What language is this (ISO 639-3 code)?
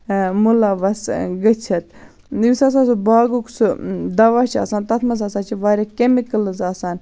kas